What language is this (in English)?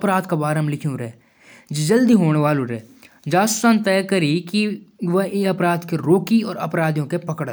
Jaunsari